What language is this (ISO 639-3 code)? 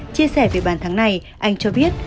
vie